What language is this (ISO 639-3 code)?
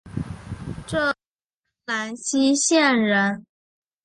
zho